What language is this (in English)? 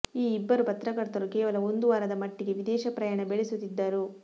Kannada